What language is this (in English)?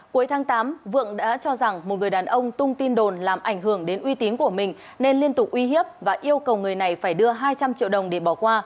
Vietnamese